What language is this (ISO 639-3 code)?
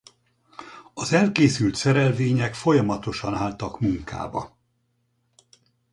hun